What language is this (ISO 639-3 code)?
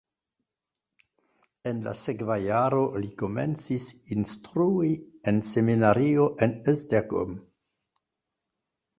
epo